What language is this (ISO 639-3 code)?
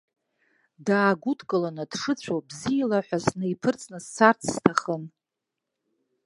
abk